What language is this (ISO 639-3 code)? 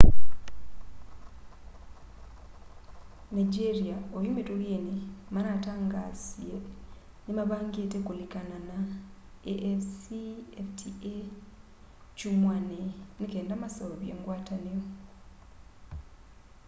kam